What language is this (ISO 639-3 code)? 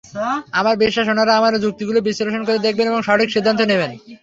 ben